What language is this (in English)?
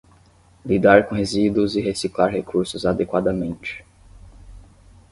Portuguese